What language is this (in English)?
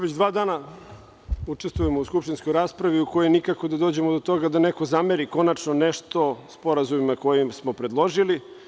Serbian